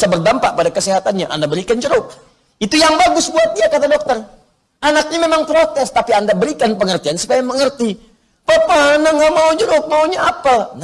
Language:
Indonesian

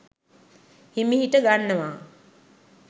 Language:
Sinhala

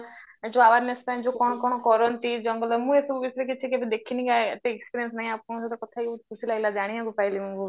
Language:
Odia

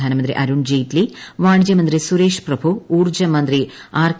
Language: Malayalam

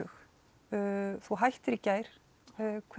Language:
Icelandic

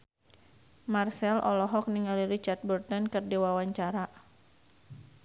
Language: Sundanese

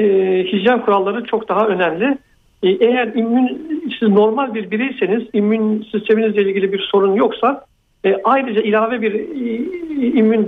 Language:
Turkish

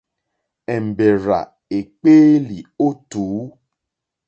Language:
Mokpwe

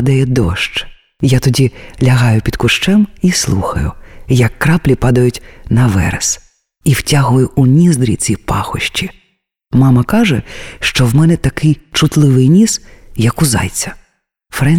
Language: Ukrainian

